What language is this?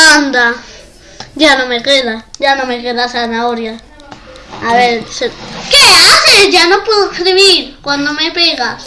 Spanish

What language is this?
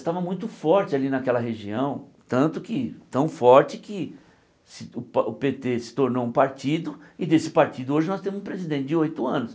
Portuguese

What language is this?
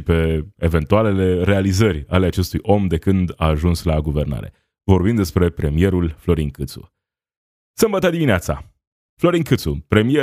Romanian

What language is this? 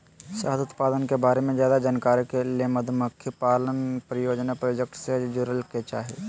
Magahi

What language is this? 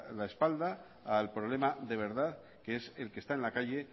Spanish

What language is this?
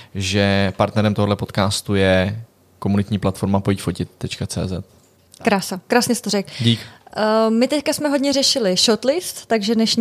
Czech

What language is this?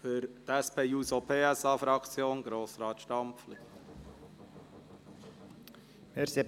Swiss German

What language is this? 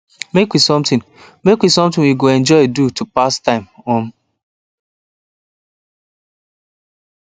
Nigerian Pidgin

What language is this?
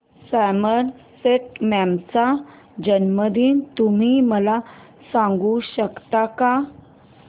Marathi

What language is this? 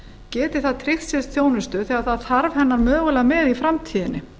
Icelandic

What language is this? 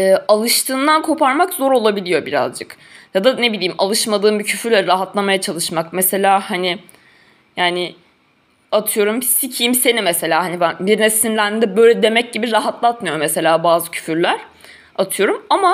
Turkish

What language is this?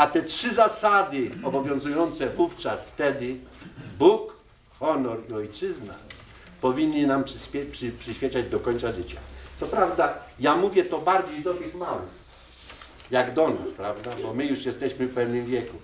Polish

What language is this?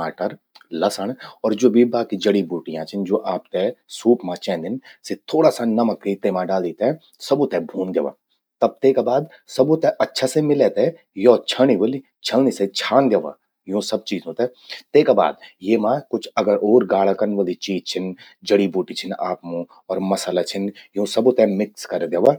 Garhwali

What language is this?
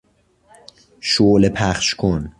Persian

